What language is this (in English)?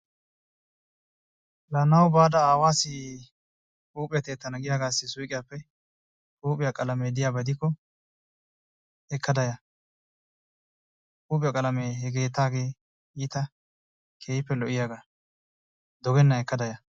Wolaytta